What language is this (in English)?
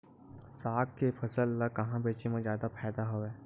Chhattisgarhi